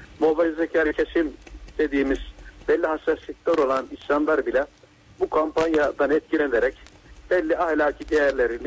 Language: Turkish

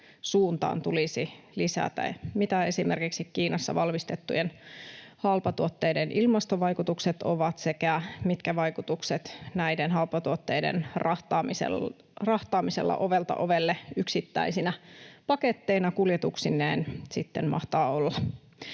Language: Finnish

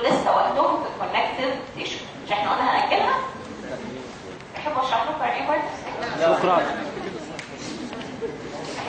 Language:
Arabic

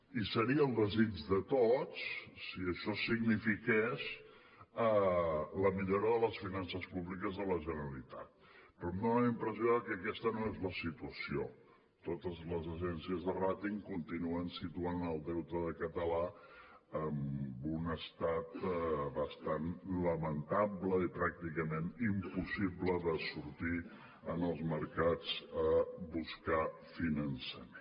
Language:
Catalan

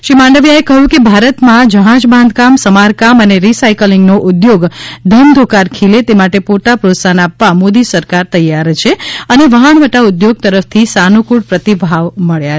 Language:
Gujarati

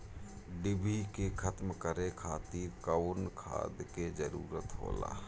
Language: Bhojpuri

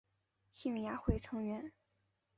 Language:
Chinese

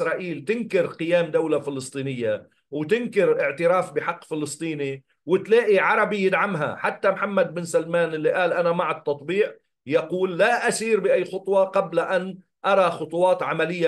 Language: Arabic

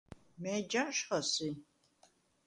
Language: Svan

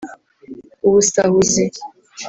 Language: Kinyarwanda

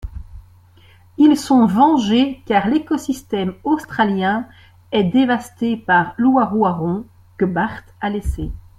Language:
French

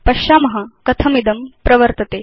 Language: Sanskrit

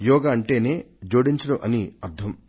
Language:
Telugu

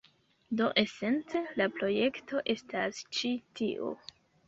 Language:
Esperanto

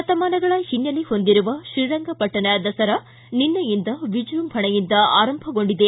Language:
Kannada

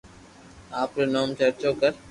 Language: Loarki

